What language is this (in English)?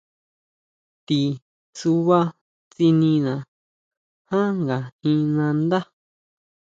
Huautla Mazatec